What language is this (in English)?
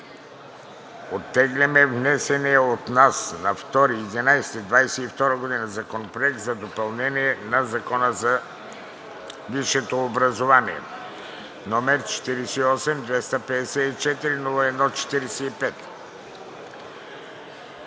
Bulgarian